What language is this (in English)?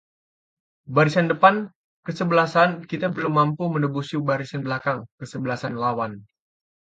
Indonesian